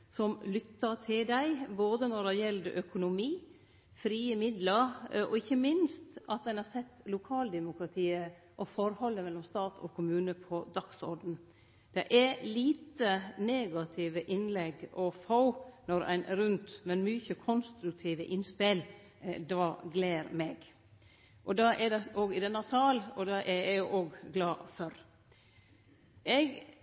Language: Norwegian Nynorsk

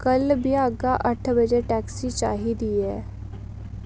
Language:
Dogri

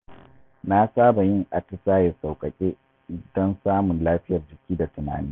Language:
Hausa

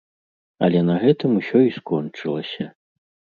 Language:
Belarusian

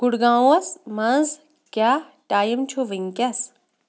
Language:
Kashmiri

